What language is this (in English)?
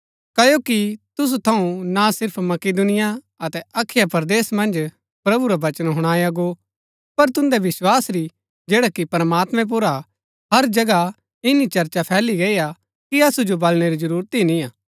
Gaddi